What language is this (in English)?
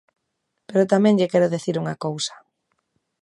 Galician